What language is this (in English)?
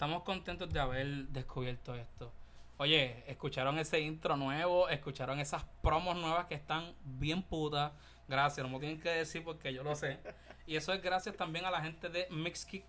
Spanish